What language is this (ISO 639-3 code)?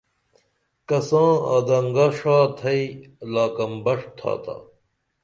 dml